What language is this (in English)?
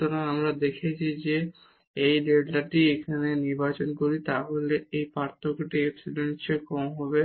Bangla